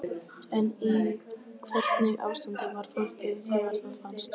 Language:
Icelandic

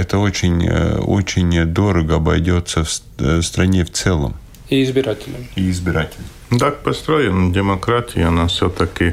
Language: Russian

